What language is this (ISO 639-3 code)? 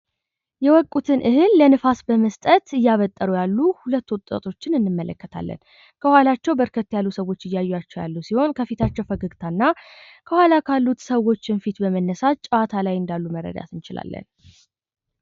amh